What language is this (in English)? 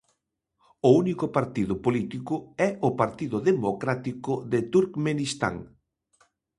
Galician